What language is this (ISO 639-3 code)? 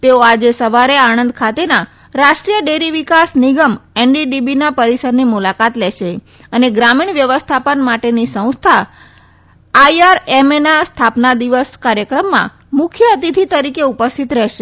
guj